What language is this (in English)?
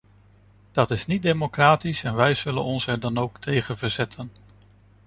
Dutch